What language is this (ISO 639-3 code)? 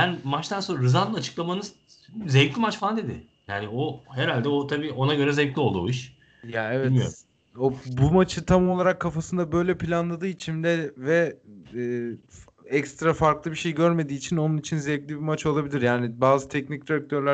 tur